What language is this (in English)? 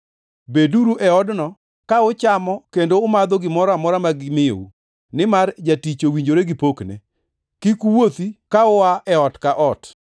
Luo (Kenya and Tanzania)